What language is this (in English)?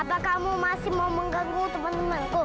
Indonesian